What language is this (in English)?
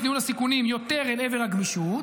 Hebrew